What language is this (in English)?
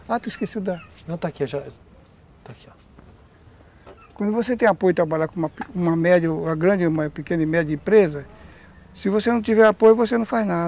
Portuguese